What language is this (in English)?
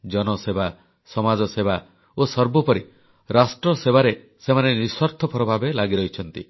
Odia